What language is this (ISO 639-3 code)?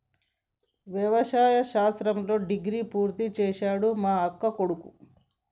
tel